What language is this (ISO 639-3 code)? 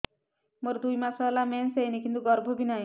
ori